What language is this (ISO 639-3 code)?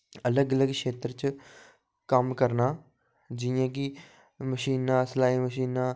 doi